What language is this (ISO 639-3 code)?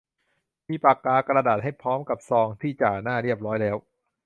tha